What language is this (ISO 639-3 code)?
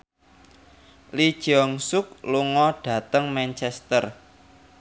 jav